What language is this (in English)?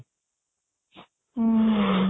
Odia